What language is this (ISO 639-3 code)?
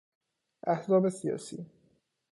fas